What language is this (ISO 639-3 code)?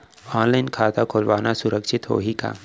hne